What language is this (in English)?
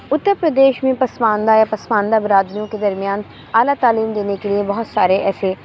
Urdu